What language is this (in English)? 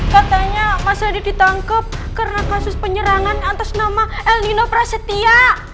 Indonesian